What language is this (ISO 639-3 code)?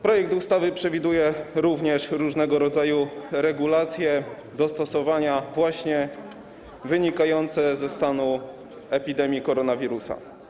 pol